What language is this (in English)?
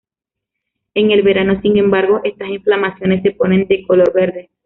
Spanish